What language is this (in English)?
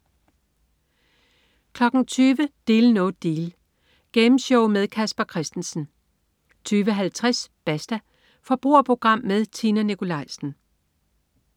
Danish